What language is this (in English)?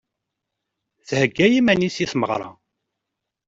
Kabyle